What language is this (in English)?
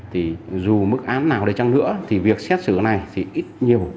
Vietnamese